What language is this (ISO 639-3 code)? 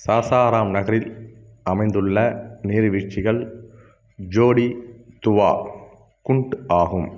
tam